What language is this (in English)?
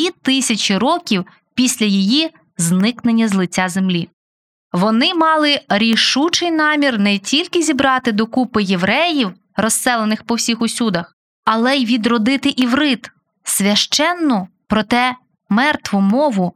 Ukrainian